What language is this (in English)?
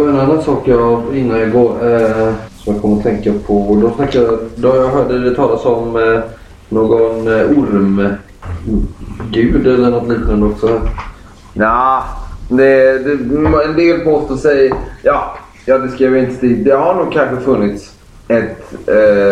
Swedish